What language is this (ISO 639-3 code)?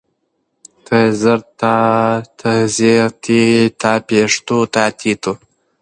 pus